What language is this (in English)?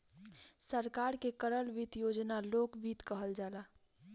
Bhojpuri